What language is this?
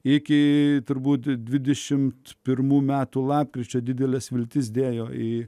Lithuanian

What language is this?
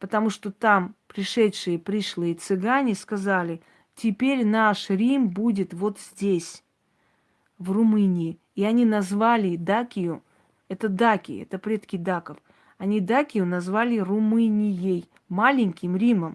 Russian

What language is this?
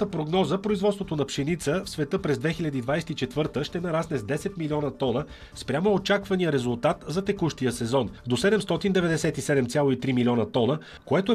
Bulgarian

